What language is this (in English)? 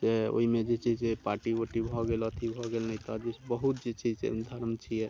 Maithili